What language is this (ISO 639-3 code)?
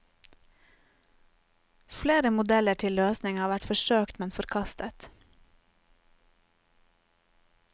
nor